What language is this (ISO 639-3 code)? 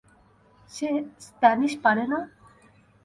ben